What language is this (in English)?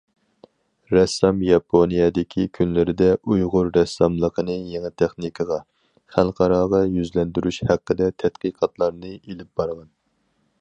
Uyghur